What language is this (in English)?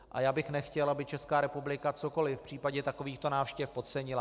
Czech